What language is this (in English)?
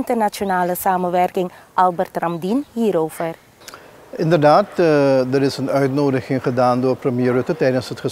Dutch